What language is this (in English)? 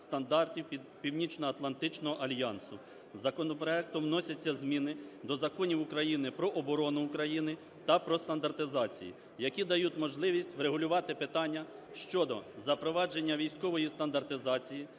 Ukrainian